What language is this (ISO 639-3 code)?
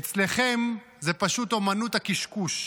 heb